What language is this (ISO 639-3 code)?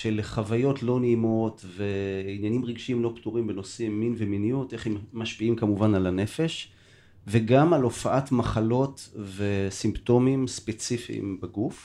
heb